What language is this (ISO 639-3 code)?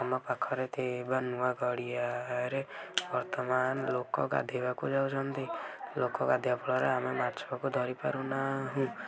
ori